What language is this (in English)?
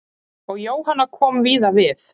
Icelandic